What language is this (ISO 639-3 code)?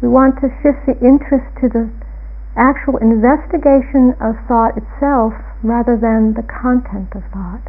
eng